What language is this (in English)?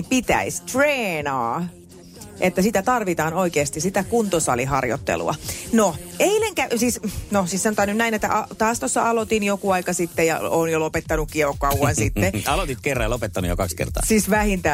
Finnish